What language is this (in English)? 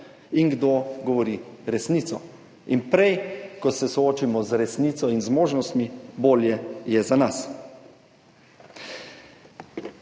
Slovenian